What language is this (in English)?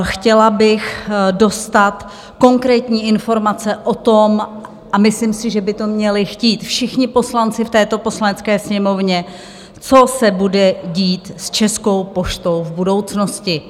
Czech